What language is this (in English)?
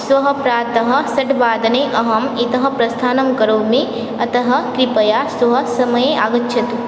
Sanskrit